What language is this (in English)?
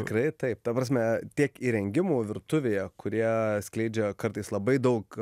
Lithuanian